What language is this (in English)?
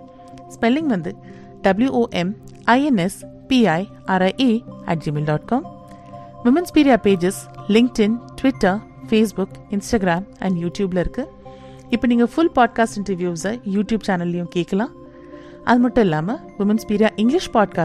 Tamil